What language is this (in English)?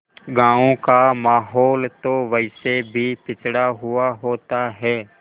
Hindi